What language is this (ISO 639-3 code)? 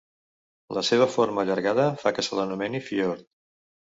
cat